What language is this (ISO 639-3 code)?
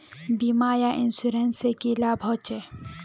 mag